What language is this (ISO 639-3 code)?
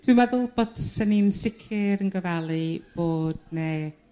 cym